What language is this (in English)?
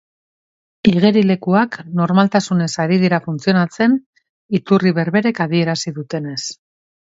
Basque